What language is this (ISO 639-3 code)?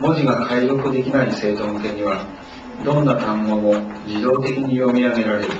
jpn